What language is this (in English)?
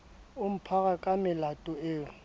Southern Sotho